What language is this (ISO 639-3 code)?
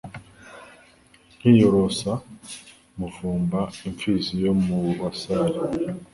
kin